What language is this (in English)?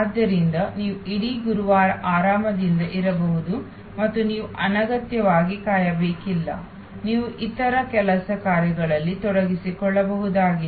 Kannada